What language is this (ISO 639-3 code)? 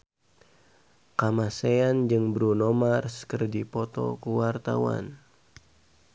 sun